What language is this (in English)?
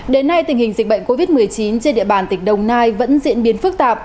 Vietnamese